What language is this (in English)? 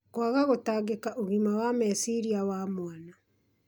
Kikuyu